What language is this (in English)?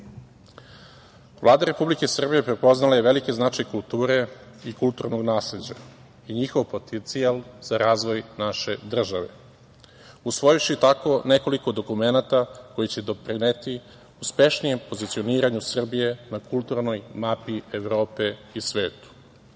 Serbian